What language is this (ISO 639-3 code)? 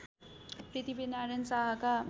nep